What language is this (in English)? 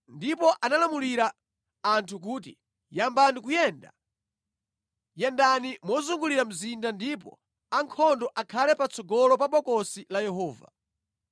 Nyanja